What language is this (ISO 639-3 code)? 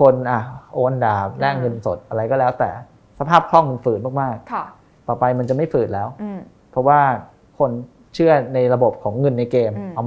tha